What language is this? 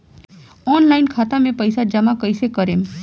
Bhojpuri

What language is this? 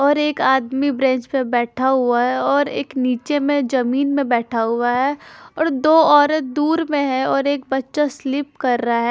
Hindi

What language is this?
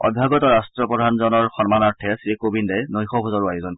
Assamese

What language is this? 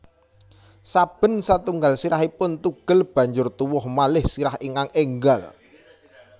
Javanese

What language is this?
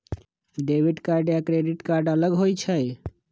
Magahi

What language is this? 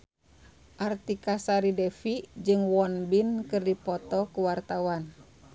Sundanese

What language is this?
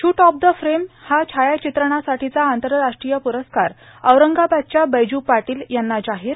Marathi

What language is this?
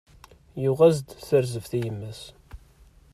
Kabyle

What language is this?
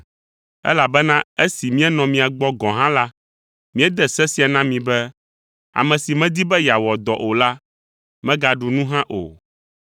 Ewe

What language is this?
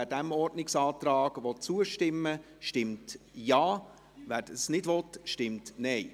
Swiss German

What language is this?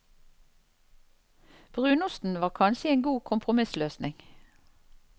Norwegian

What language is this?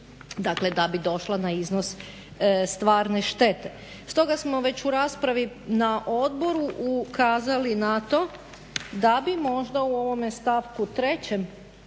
Croatian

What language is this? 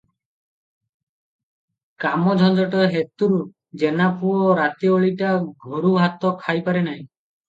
Odia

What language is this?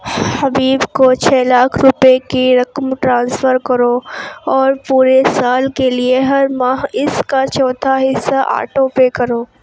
Urdu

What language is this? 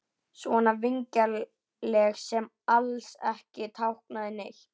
Icelandic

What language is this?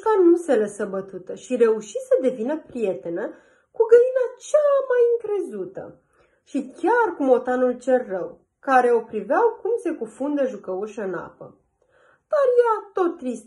Romanian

